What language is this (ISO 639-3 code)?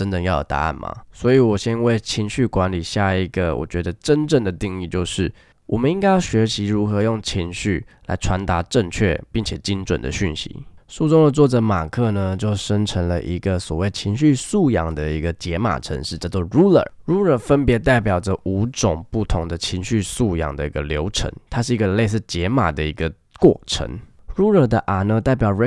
zho